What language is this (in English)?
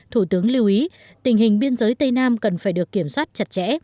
Vietnamese